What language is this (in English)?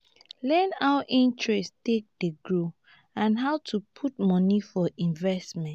Nigerian Pidgin